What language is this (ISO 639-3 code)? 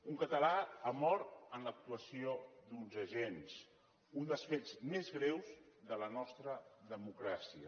cat